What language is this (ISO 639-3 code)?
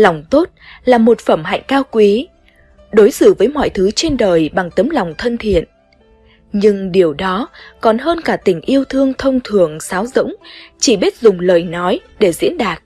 vie